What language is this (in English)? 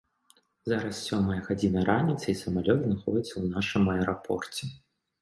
Belarusian